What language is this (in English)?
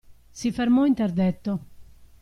Italian